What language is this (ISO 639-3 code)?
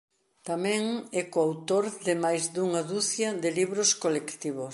glg